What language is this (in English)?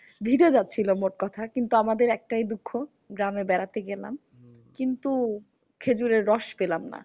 Bangla